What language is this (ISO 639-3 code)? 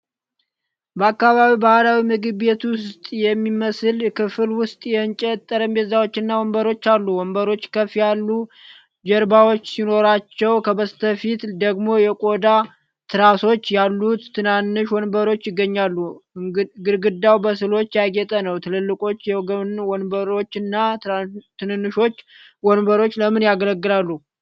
amh